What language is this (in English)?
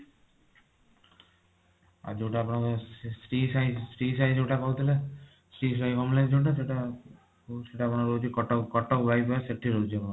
Odia